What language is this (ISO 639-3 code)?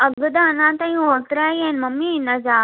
snd